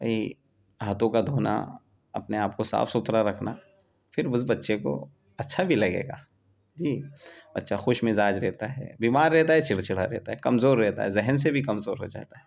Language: Urdu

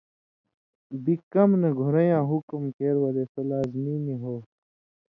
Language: Indus Kohistani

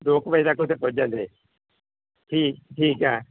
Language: Punjabi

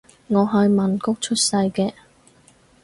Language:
Cantonese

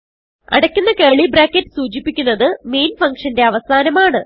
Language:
Malayalam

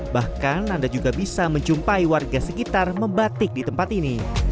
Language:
Indonesian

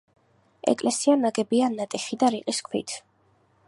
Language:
Georgian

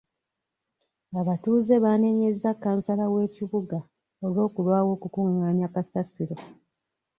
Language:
Ganda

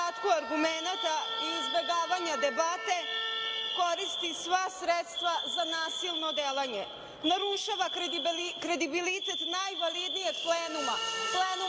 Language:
Serbian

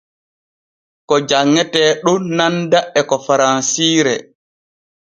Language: Borgu Fulfulde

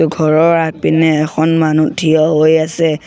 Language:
Assamese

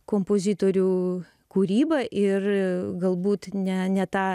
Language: Lithuanian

